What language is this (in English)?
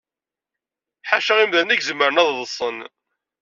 Kabyle